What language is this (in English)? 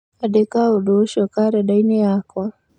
Kikuyu